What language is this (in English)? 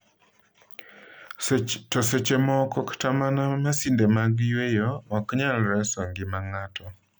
Luo (Kenya and Tanzania)